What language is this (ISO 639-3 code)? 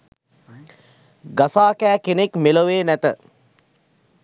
sin